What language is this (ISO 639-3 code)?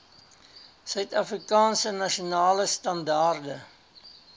afr